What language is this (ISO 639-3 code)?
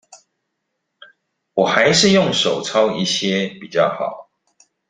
zho